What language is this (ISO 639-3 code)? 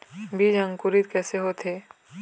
hne